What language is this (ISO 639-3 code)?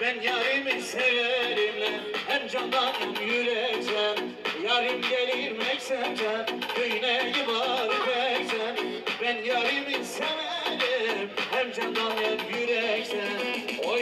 tur